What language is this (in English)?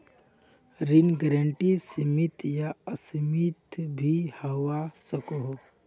Magahi